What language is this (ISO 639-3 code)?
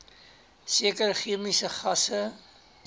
afr